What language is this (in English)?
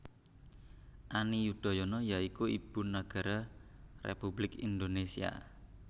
Javanese